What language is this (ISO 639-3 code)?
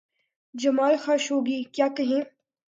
urd